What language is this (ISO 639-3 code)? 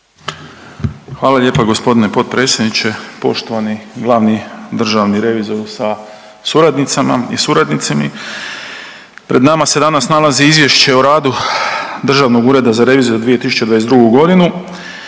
hrv